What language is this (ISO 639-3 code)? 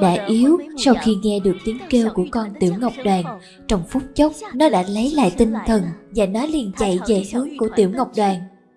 vie